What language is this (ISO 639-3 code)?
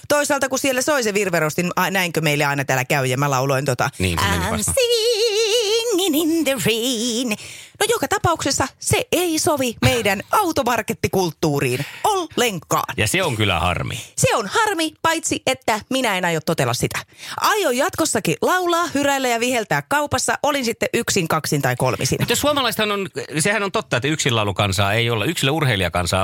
fin